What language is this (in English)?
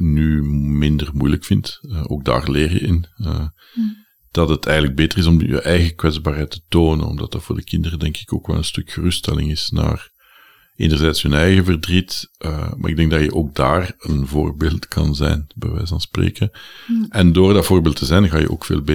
Dutch